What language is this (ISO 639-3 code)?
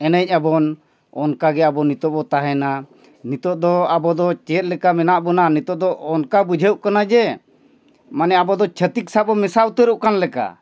sat